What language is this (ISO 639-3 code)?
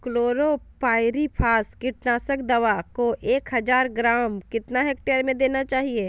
mag